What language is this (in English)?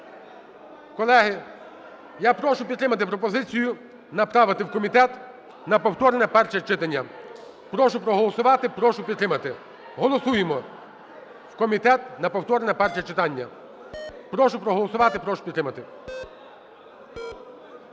Ukrainian